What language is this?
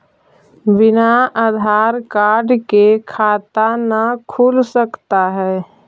Magahi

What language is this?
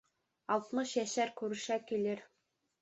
Bashkir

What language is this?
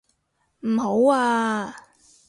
Cantonese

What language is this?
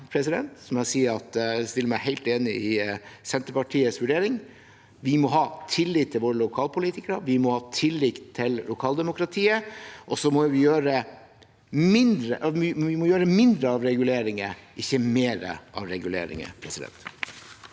Norwegian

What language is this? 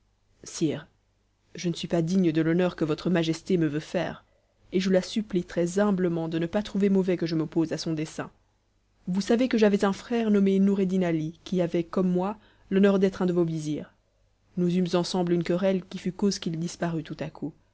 French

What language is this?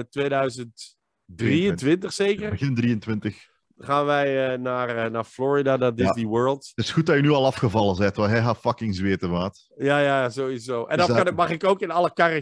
Dutch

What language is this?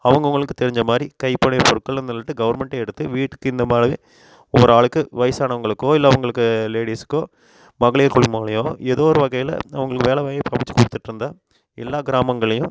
Tamil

